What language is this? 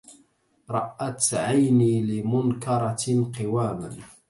Arabic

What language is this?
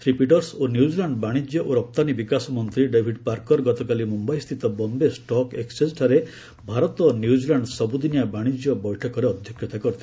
Odia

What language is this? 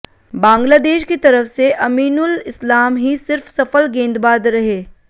Hindi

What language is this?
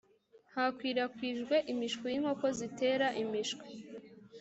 Kinyarwanda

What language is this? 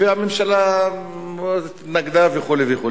Hebrew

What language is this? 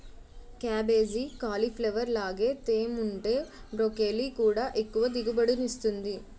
Telugu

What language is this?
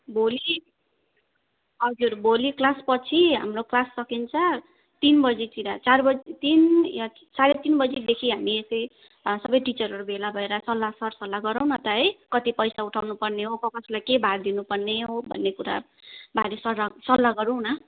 Nepali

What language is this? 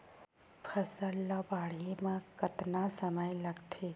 Chhattisgarhi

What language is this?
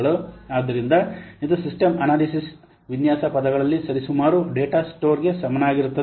Kannada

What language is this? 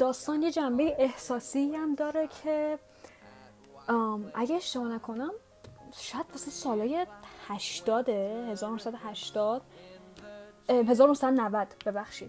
Persian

